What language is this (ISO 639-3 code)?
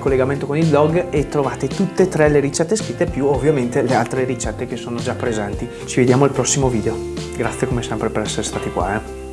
ita